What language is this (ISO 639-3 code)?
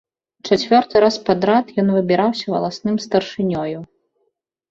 bel